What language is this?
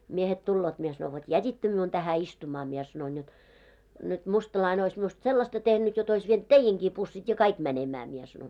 Finnish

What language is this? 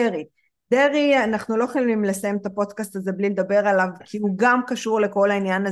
Hebrew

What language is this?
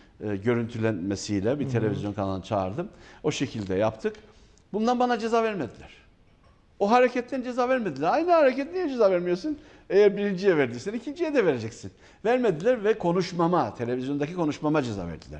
Turkish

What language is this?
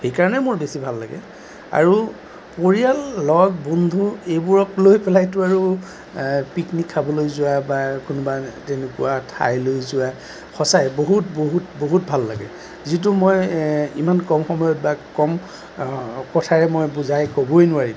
Assamese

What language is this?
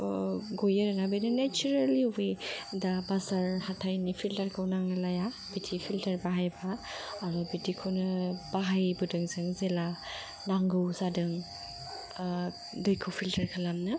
Bodo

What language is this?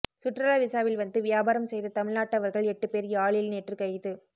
Tamil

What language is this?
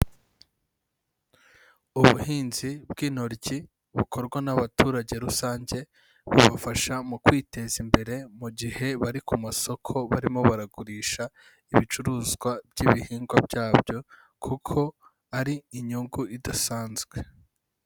Kinyarwanda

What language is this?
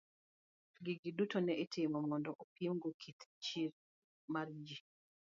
Luo (Kenya and Tanzania)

